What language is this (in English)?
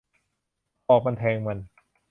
Thai